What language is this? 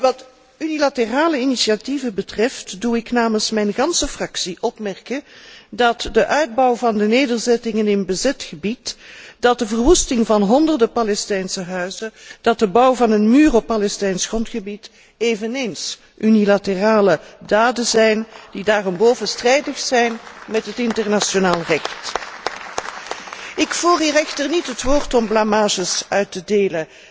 Dutch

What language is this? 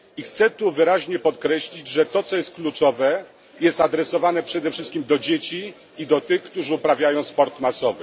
Polish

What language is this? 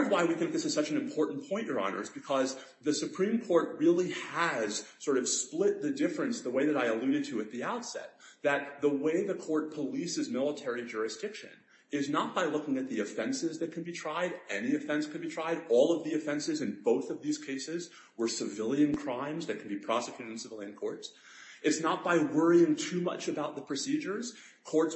English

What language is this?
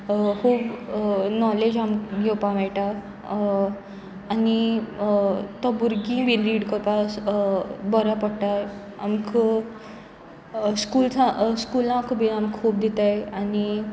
Konkani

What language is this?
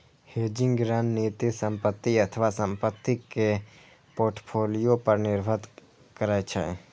Maithili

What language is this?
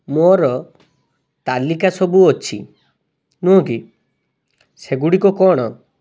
Odia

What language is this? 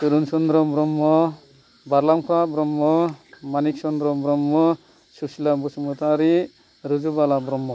Bodo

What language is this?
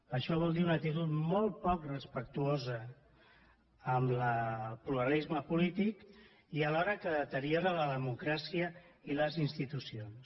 Catalan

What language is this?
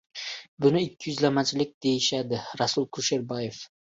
Uzbek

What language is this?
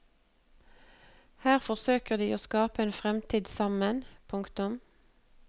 Norwegian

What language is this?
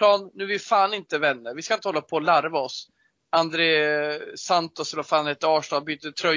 Swedish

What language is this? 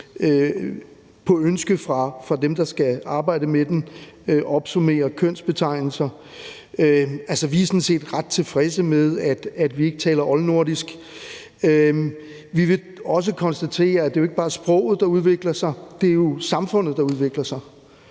Danish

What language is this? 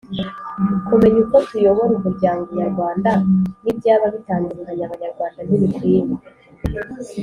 Kinyarwanda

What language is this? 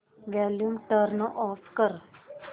Marathi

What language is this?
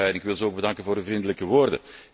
Dutch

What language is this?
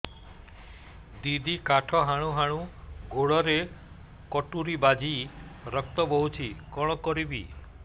Odia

